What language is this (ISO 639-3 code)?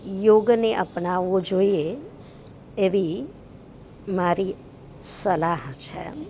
guj